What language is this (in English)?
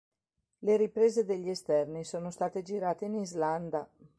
Italian